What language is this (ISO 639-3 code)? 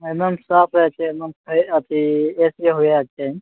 mai